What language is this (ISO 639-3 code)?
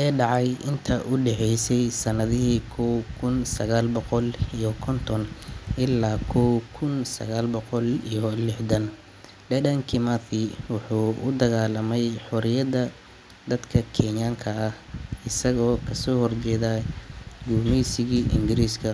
som